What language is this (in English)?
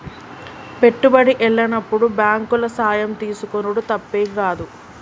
Telugu